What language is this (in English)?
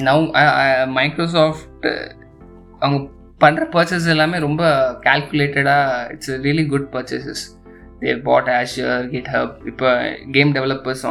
Tamil